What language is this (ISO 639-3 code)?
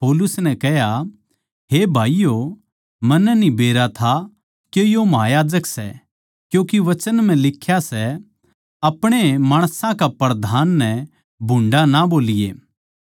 bgc